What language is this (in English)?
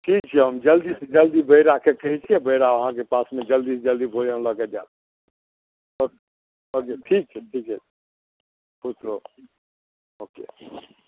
Maithili